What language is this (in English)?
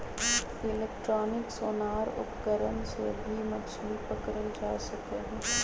Magahi